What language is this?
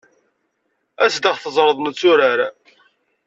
Kabyle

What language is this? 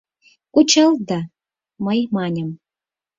Mari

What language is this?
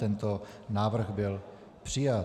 Czech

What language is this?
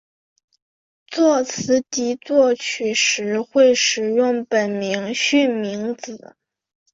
Chinese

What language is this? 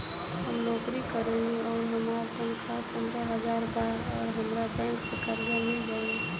Bhojpuri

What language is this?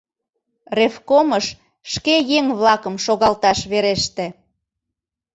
Mari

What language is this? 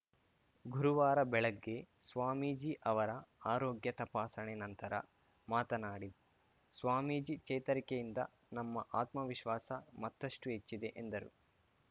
Kannada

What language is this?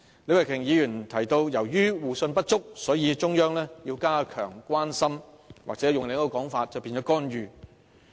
Cantonese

